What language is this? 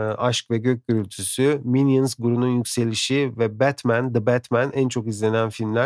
Turkish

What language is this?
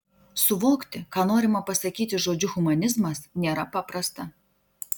Lithuanian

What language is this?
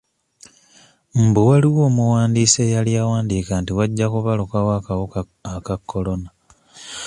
Ganda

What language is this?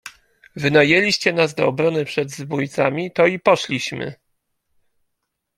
Polish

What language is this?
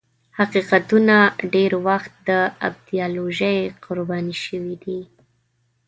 Pashto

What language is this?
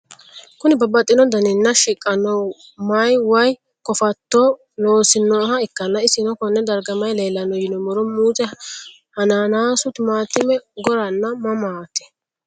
Sidamo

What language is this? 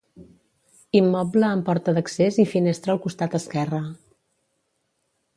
Catalan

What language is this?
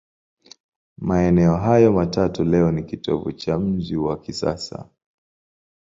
Swahili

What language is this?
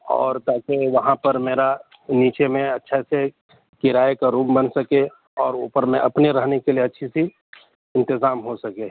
Urdu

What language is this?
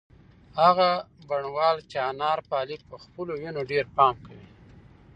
Pashto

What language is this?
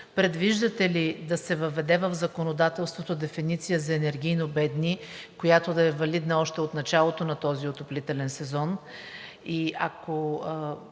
Bulgarian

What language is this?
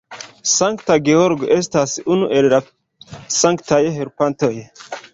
Esperanto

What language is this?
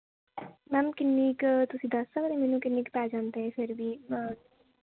Punjabi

